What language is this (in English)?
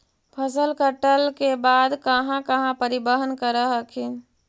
Magahi